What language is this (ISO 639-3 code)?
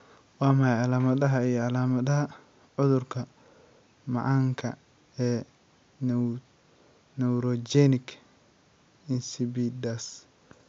som